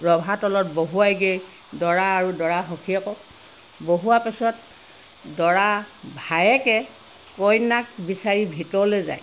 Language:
Assamese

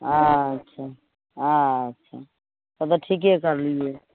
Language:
Maithili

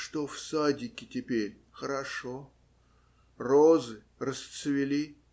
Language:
Russian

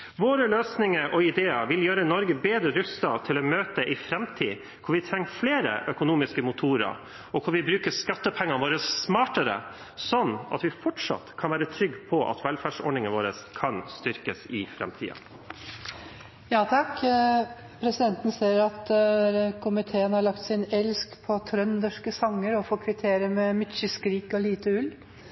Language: Norwegian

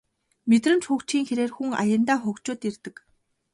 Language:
Mongolian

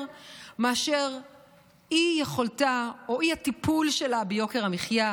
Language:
Hebrew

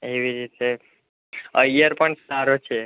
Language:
Gujarati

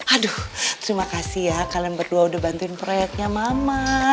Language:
Indonesian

